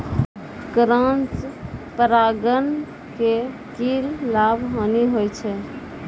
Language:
Maithili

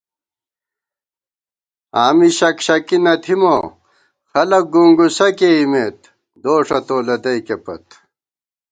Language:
Gawar-Bati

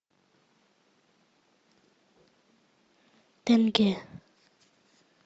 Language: Russian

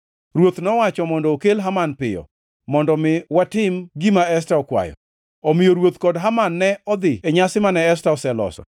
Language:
Luo (Kenya and Tanzania)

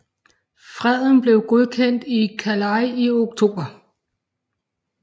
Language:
Danish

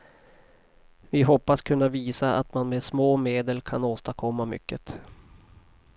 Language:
Swedish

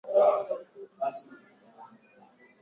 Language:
Swahili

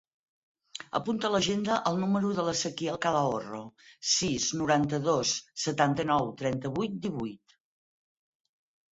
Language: Catalan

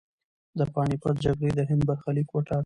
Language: Pashto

